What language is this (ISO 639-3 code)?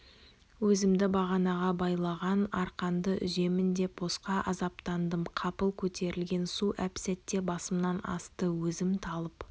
kaz